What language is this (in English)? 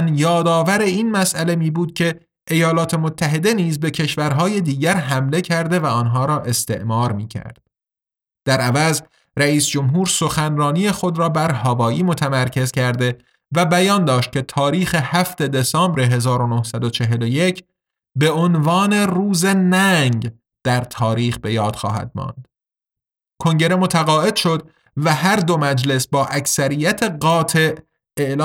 Persian